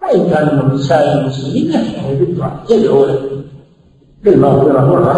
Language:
Arabic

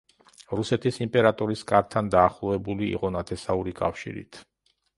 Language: Georgian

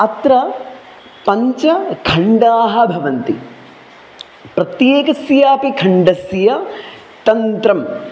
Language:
Sanskrit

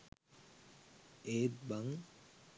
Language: Sinhala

